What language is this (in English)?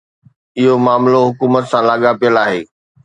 Sindhi